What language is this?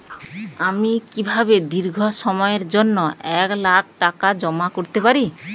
Bangla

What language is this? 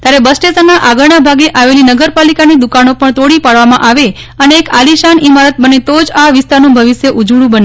Gujarati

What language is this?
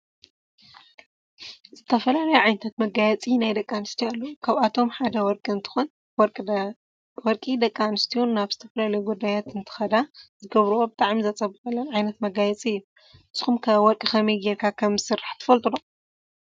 Tigrinya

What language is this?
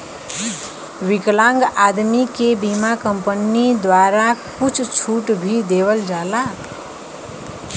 Bhojpuri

